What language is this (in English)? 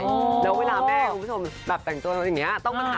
Thai